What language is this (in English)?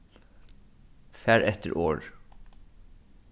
Faroese